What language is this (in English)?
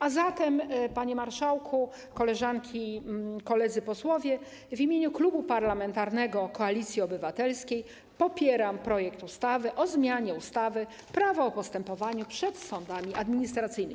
Polish